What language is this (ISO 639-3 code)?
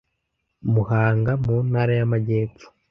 kin